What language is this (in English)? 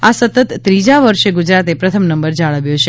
Gujarati